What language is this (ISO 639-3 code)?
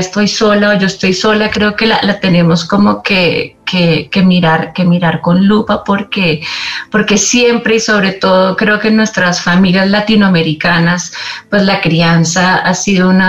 spa